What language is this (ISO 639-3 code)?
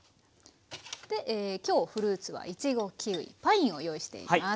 jpn